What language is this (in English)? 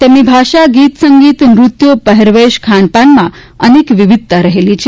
Gujarati